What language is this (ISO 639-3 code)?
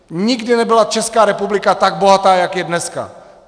ces